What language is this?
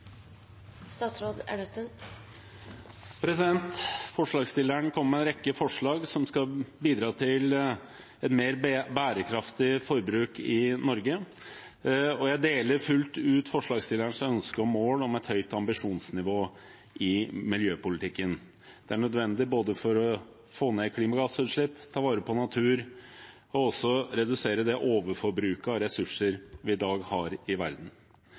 Norwegian Bokmål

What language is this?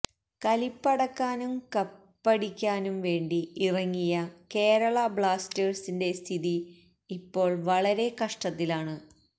Malayalam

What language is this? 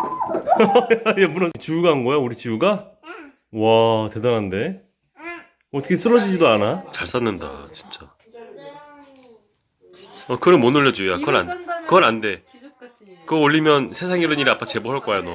Korean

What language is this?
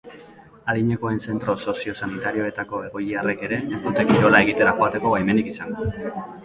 Basque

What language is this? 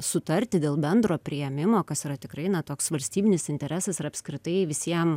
Lithuanian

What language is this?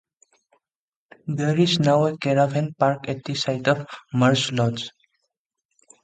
English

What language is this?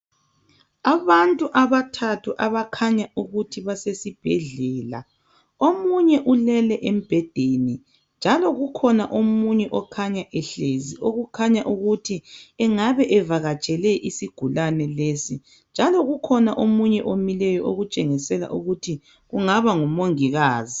North Ndebele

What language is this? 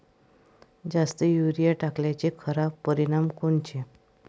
Marathi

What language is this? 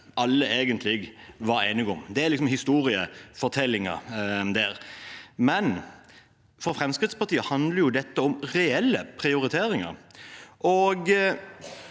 Norwegian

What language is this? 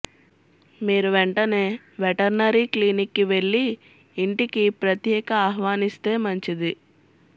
Telugu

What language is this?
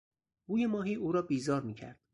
Persian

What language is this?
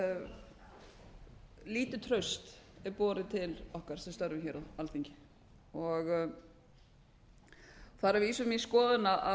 Icelandic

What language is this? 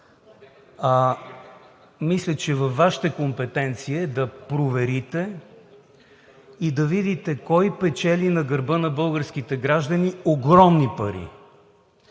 Bulgarian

